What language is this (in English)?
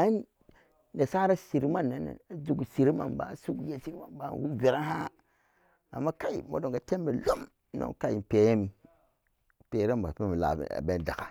Samba Daka